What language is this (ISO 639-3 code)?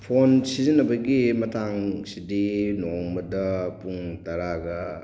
mni